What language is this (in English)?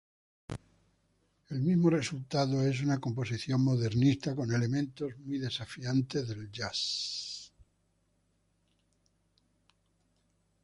Spanish